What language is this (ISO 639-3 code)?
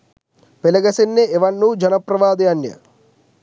sin